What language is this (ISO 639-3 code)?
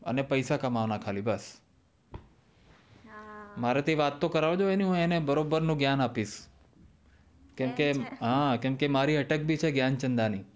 guj